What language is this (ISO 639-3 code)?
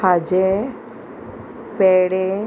kok